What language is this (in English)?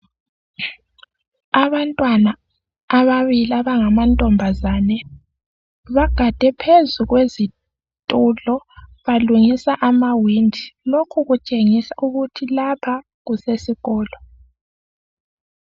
North Ndebele